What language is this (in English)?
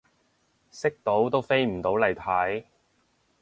Cantonese